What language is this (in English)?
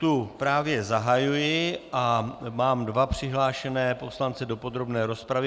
Czech